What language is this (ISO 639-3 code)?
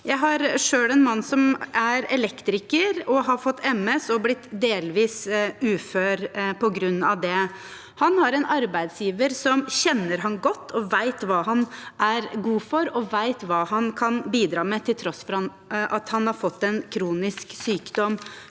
nor